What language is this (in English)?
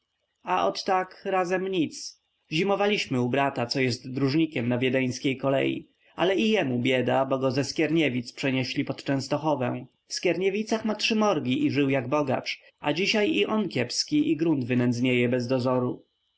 Polish